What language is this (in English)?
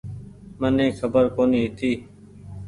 Goaria